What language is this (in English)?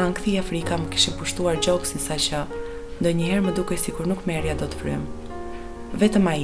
Romanian